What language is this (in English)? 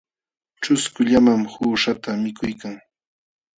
Jauja Wanca Quechua